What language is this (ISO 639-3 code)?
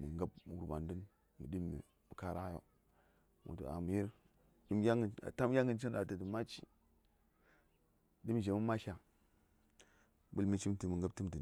say